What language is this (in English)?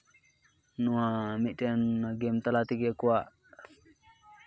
Santali